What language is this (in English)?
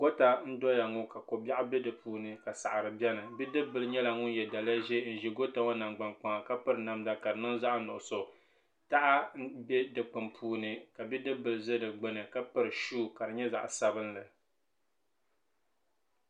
Dagbani